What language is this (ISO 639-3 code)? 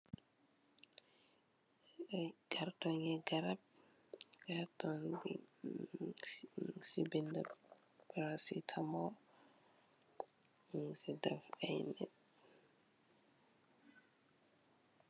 wol